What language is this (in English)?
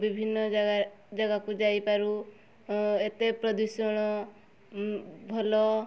Odia